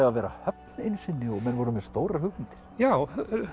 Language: Icelandic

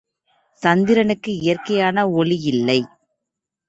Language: Tamil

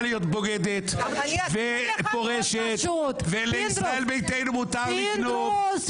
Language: Hebrew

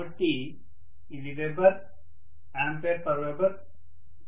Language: Telugu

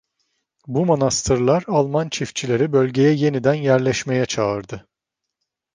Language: Turkish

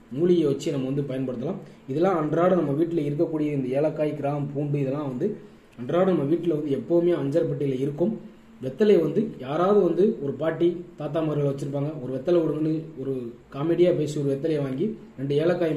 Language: Turkish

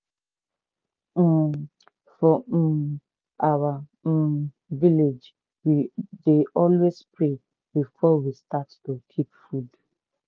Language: Nigerian Pidgin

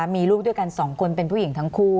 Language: Thai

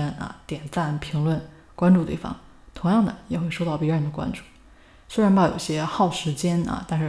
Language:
Chinese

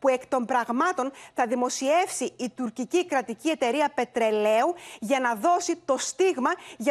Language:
Greek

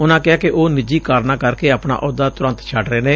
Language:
Punjabi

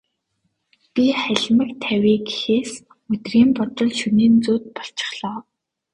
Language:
Mongolian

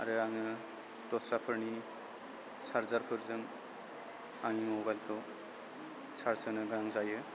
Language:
Bodo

